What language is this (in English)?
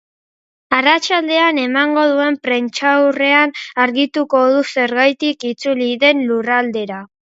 Basque